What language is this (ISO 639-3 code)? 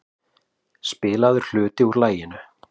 isl